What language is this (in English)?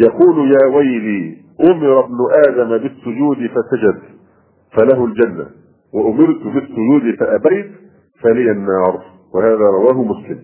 Arabic